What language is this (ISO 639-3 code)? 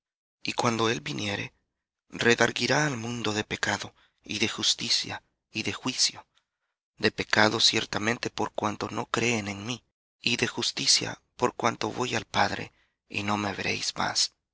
spa